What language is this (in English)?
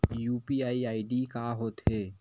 Chhattisgarhi